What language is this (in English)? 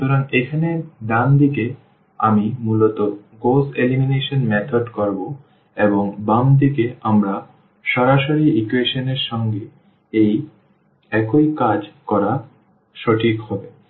Bangla